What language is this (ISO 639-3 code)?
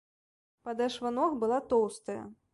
bel